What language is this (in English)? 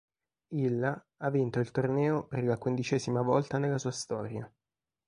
Italian